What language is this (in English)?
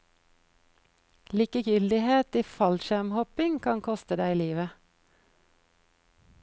Norwegian